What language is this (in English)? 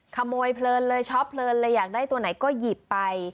Thai